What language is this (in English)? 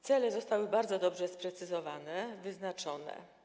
Polish